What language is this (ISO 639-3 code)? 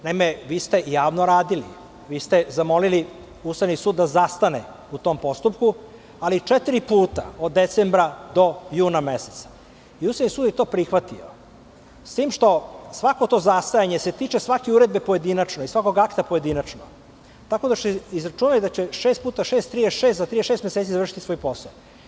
srp